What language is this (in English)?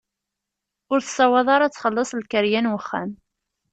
Kabyle